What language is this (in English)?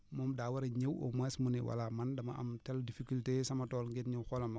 Wolof